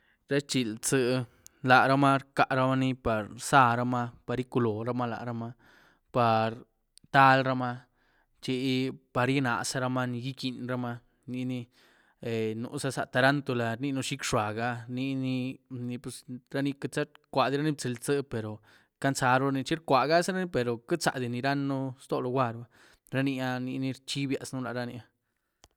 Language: Güilá Zapotec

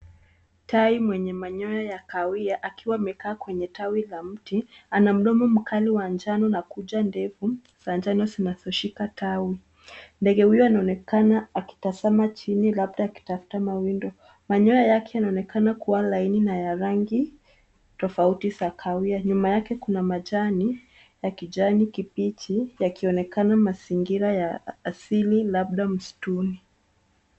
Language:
Swahili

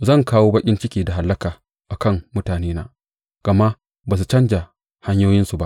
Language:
Hausa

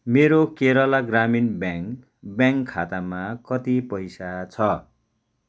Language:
Nepali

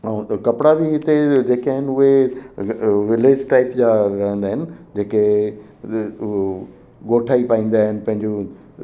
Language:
Sindhi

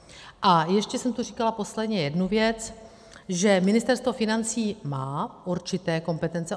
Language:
Czech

